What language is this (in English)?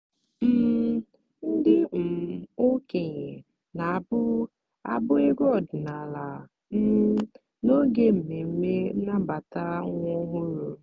Igbo